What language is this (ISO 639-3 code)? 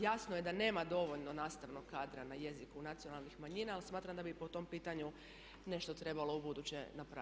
hrv